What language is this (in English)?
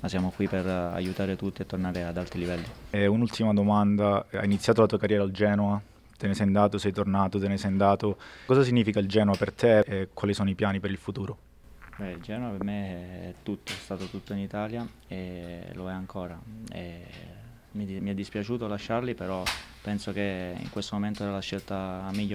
Italian